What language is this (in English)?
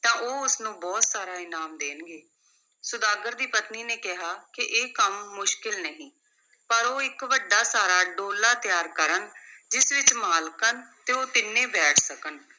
Punjabi